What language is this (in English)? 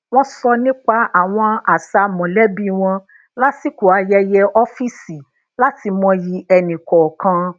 Yoruba